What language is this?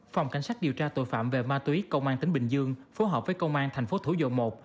Vietnamese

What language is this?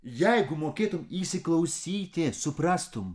Lithuanian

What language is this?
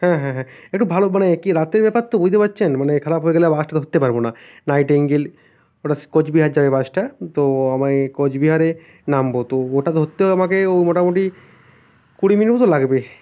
Bangla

